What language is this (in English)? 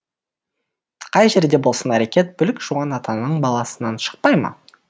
Kazakh